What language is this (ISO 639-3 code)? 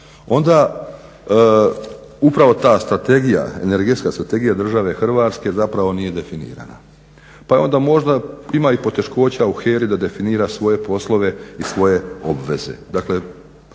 hrv